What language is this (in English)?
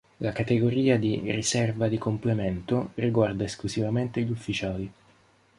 Italian